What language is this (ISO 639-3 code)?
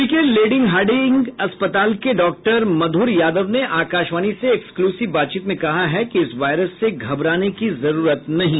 hin